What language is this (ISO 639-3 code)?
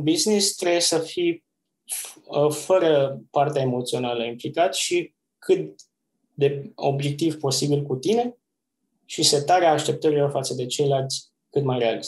ron